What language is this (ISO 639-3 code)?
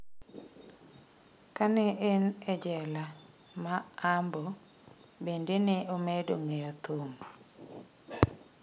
luo